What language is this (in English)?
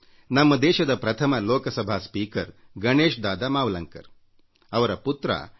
Kannada